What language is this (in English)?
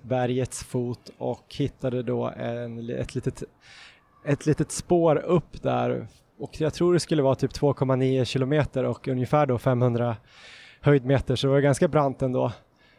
Swedish